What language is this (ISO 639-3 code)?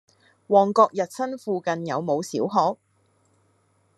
yue